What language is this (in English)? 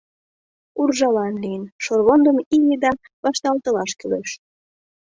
Mari